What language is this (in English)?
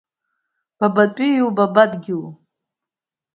Abkhazian